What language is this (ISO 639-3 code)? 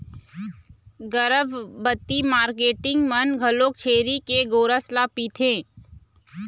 hne